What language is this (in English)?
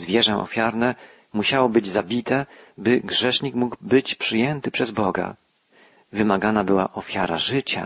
Polish